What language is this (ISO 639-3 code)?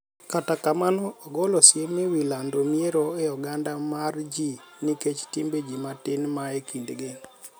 luo